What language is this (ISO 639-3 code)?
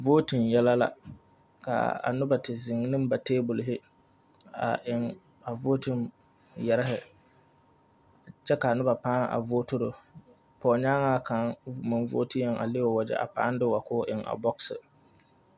dga